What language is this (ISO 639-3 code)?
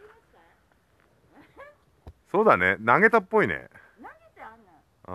jpn